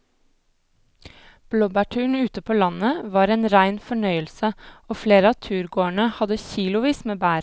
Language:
Norwegian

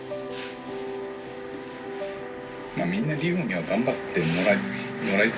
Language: Japanese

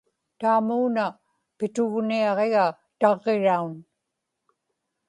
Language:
Inupiaq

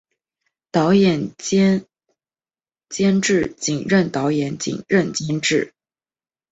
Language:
Chinese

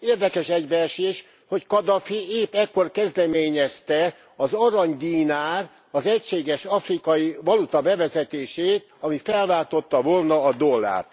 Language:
Hungarian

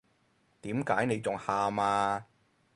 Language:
Cantonese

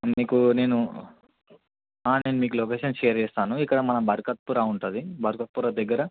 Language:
Telugu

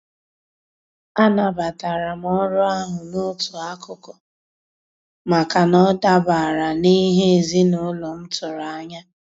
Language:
Igbo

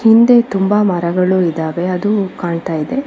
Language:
Kannada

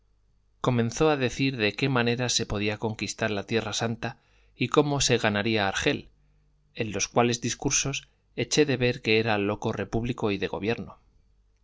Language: Spanish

